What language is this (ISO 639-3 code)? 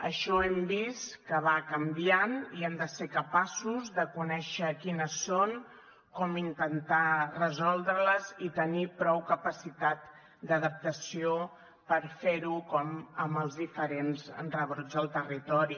cat